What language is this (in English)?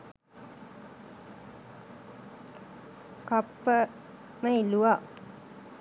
Sinhala